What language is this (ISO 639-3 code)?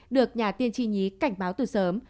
vie